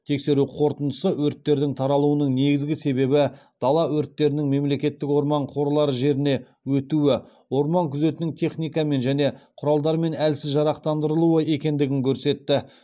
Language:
Kazakh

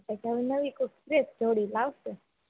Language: Gujarati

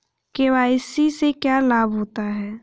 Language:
Hindi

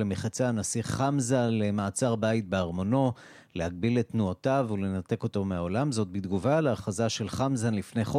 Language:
Hebrew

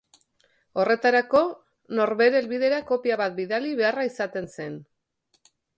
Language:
Basque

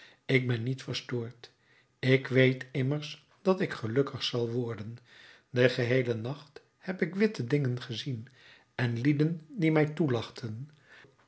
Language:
Dutch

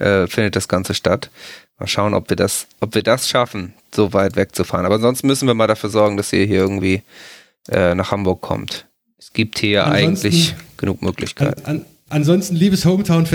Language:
German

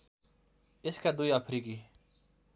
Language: Nepali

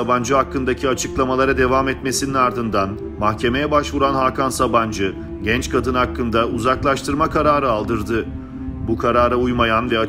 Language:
Turkish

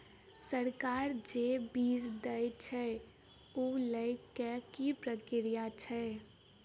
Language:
Maithili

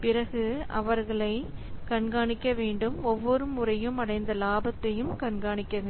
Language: Tamil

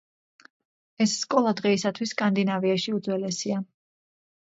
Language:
Georgian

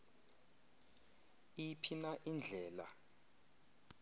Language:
Xhosa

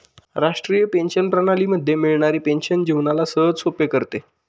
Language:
Marathi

